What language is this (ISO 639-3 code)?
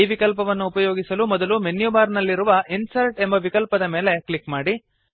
kan